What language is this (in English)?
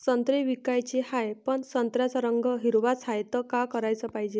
Marathi